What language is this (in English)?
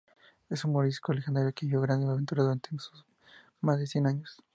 Spanish